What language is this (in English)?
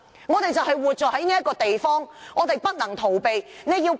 Cantonese